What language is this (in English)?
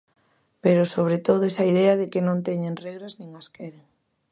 Galician